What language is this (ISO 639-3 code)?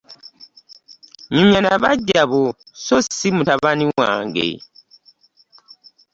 lug